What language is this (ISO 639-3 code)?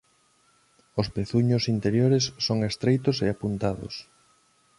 glg